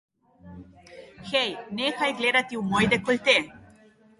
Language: Slovenian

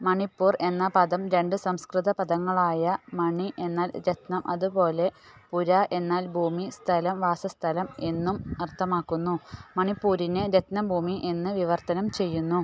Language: Malayalam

